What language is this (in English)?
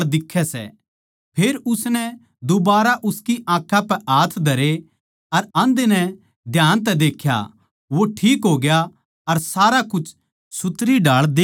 Haryanvi